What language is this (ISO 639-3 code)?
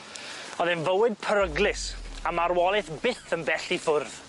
cym